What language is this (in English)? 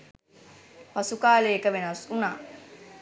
Sinhala